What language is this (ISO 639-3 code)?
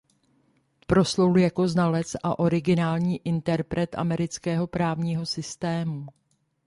ces